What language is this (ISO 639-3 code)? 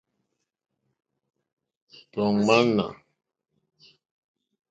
bri